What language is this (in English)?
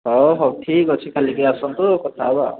Odia